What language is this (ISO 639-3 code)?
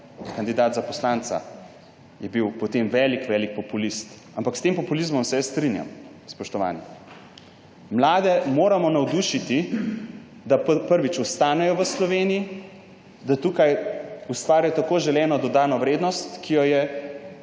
slv